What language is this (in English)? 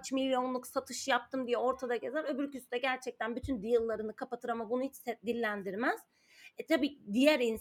Turkish